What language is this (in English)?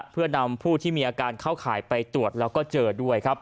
Thai